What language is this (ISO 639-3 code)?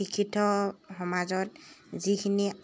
asm